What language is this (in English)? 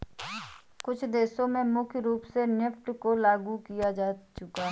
Hindi